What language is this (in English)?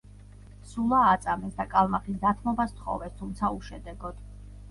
Georgian